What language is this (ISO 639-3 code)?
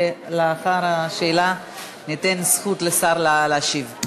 heb